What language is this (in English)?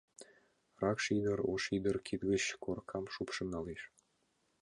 Mari